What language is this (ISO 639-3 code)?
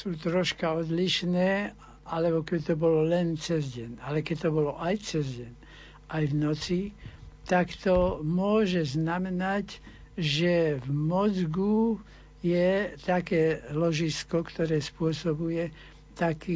slk